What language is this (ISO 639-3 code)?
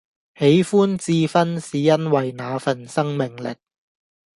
yue